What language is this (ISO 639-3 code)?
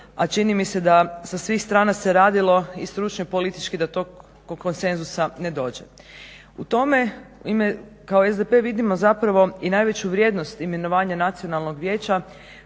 hrv